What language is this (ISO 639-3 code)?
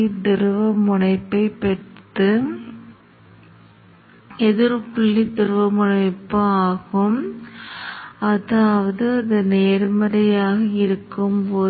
tam